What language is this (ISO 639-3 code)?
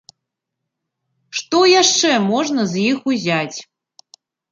bel